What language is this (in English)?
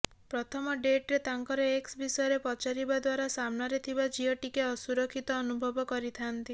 Odia